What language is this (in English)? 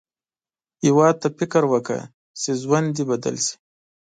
Pashto